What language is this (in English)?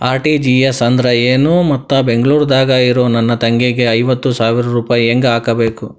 Kannada